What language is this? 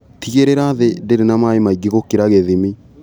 Kikuyu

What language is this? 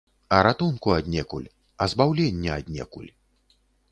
Belarusian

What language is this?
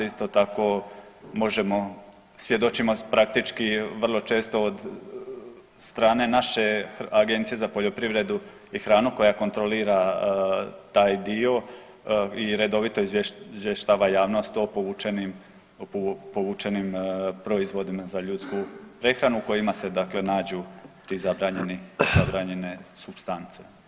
Croatian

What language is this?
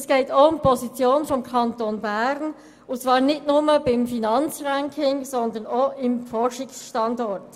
Swiss German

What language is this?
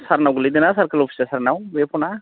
Bodo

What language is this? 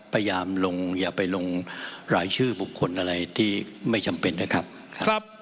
Thai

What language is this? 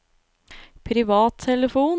Norwegian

